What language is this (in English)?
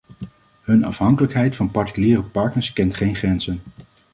Dutch